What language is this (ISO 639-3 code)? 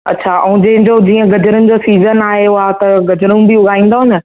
snd